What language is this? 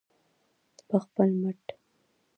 Pashto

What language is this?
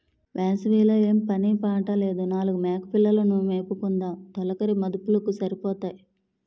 Telugu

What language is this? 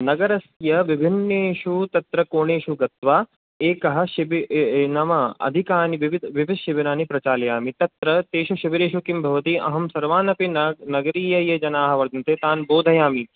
Sanskrit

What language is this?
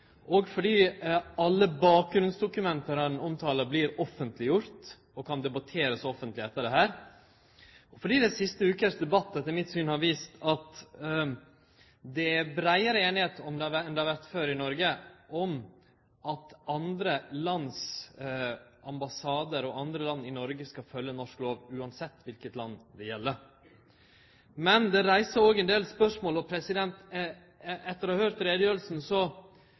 Norwegian Nynorsk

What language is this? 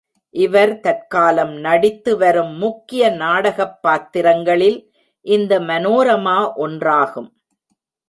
Tamil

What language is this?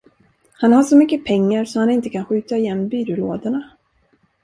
Swedish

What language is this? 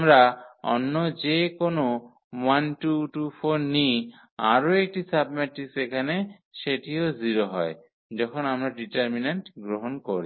Bangla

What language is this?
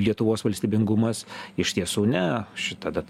Lithuanian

